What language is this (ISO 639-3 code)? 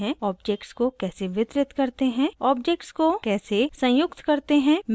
hin